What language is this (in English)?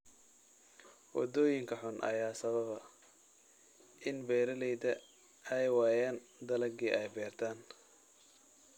Somali